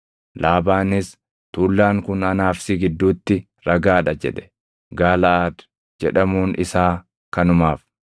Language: Oromo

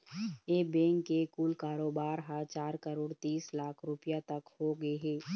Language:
Chhattisgarhi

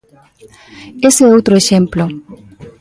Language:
Galician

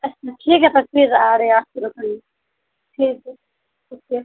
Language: Urdu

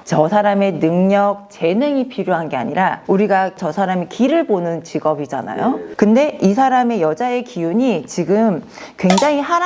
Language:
Korean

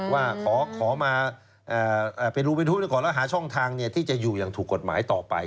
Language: Thai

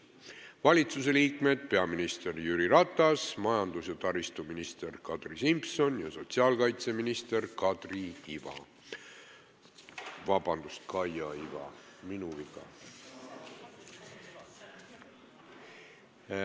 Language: Estonian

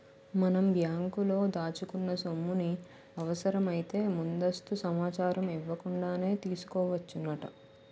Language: Telugu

